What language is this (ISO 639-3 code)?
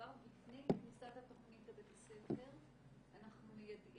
heb